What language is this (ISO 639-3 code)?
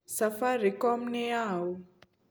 kik